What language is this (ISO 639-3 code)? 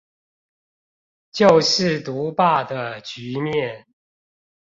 zho